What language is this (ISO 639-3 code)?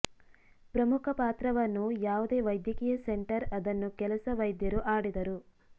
kan